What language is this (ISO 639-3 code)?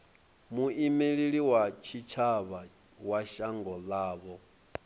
ven